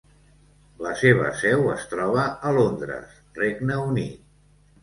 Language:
Catalan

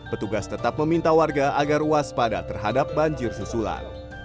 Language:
Indonesian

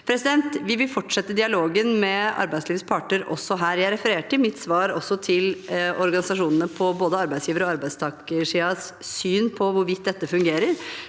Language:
Norwegian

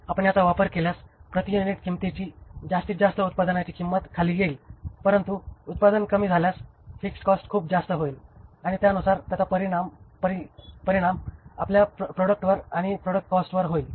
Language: Marathi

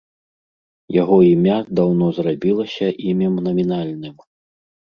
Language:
Belarusian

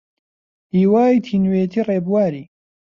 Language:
Central Kurdish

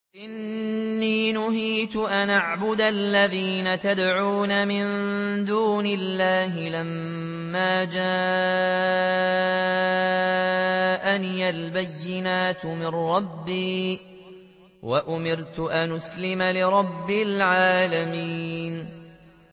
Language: Arabic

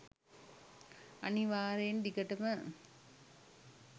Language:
Sinhala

